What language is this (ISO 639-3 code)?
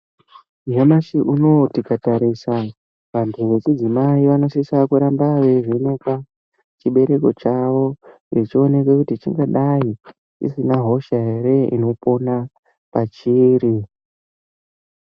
ndc